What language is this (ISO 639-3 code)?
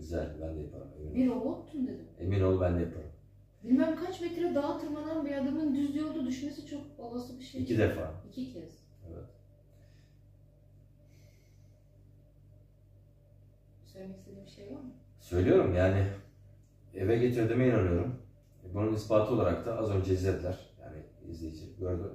tur